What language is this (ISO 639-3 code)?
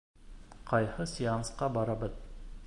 bak